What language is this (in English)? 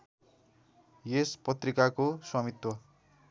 Nepali